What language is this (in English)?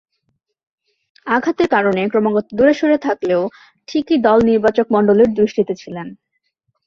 Bangla